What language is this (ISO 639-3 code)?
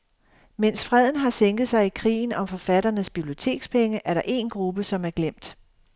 dan